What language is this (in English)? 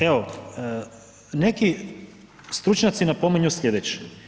Croatian